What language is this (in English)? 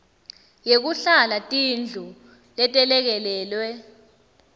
Swati